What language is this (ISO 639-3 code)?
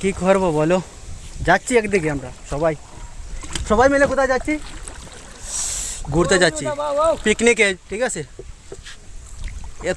ind